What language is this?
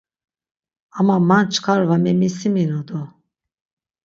Laz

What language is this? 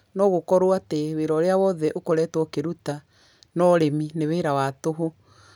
Kikuyu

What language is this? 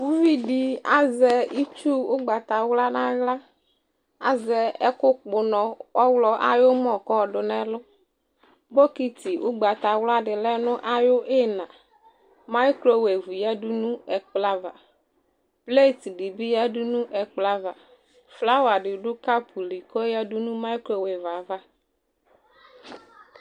Ikposo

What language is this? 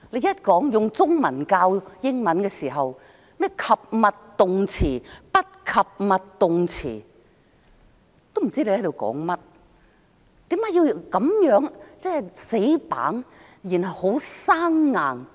Cantonese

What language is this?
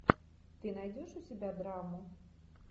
Russian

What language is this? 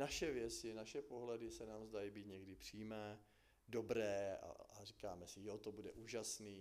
Czech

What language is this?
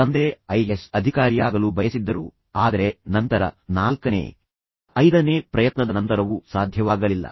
Kannada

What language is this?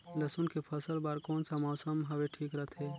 Chhattisgarhi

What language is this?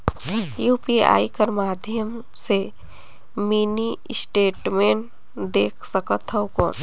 Chhattisgarhi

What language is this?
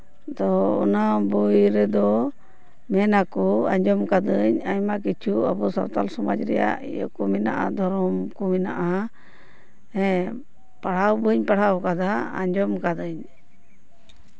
Santali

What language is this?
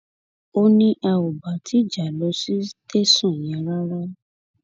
Yoruba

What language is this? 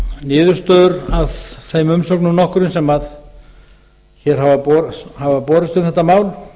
Icelandic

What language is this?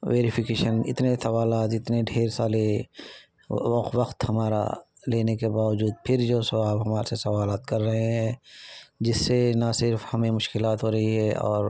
Urdu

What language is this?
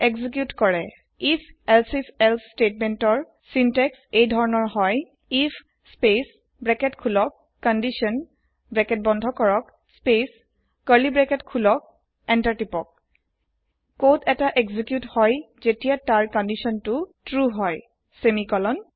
Assamese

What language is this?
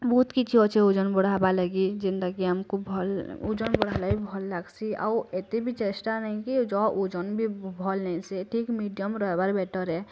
Odia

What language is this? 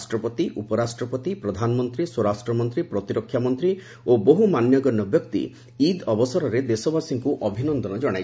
Odia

